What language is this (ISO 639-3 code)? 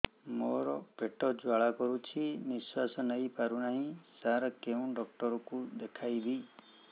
ori